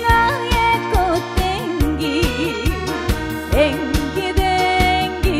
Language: Korean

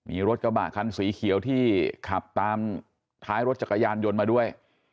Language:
Thai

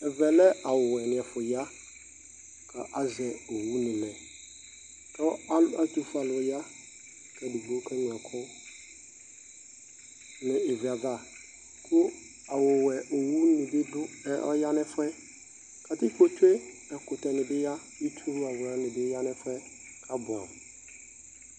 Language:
Ikposo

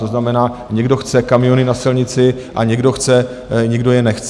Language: Czech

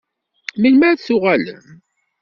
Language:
Kabyle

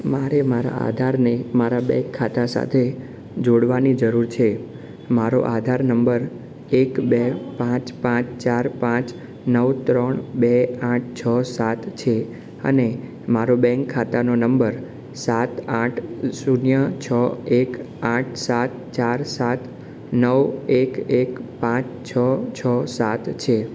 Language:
Gujarati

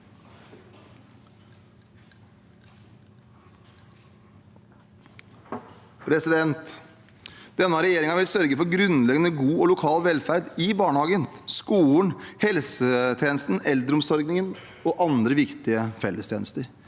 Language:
Norwegian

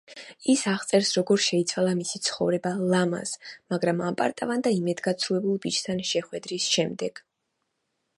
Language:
Georgian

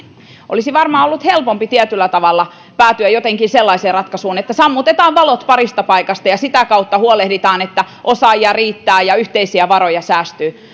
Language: Finnish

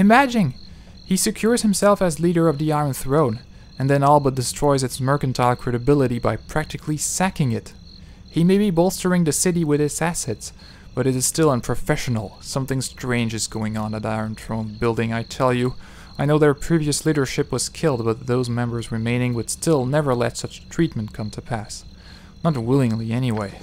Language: English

